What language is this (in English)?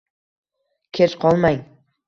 Uzbek